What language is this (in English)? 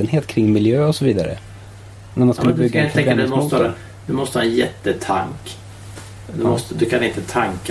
Swedish